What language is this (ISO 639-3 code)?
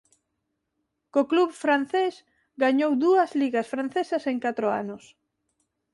glg